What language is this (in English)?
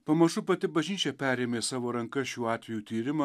Lithuanian